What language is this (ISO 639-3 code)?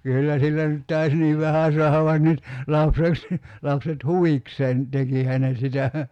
fin